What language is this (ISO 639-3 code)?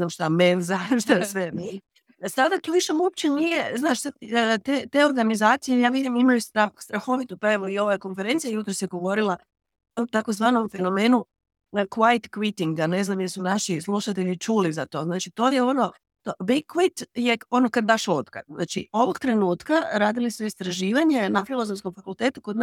hrv